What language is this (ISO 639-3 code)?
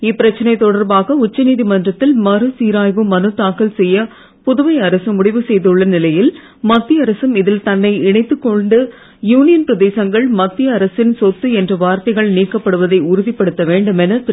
tam